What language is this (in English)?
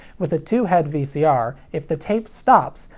English